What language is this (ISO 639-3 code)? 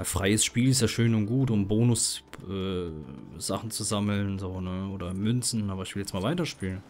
deu